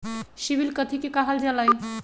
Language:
Magahi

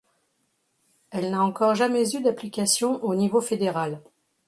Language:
French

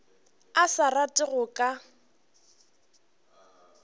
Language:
Northern Sotho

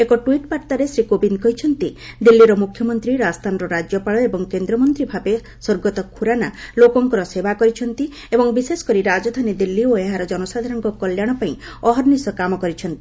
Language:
Odia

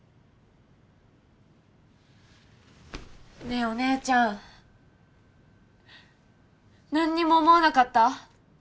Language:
Japanese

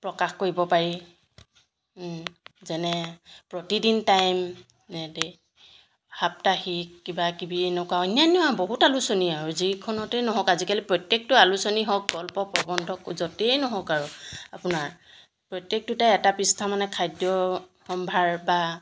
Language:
Assamese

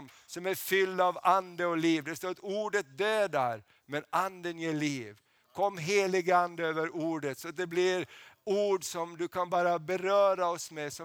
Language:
Swedish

